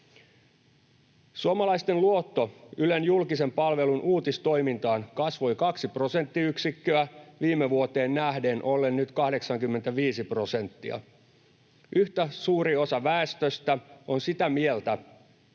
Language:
Finnish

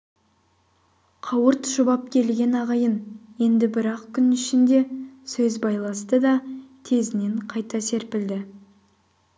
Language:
Kazakh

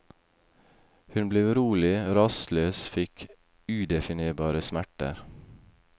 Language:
Norwegian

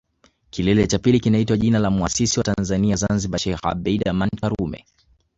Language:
Swahili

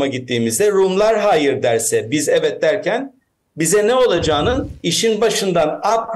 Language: Turkish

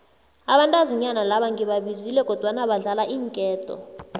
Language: South Ndebele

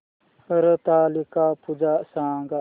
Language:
Marathi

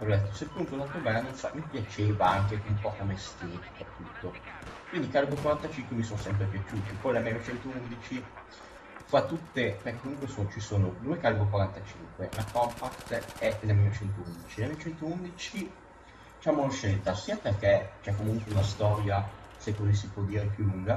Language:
Italian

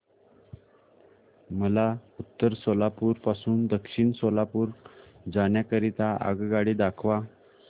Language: Marathi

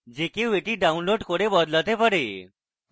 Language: Bangla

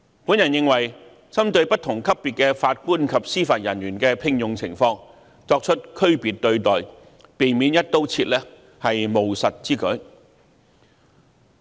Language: Cantonese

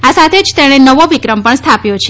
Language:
Gujarati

